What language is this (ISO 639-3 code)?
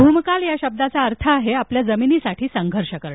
mar